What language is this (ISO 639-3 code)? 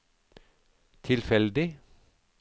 nor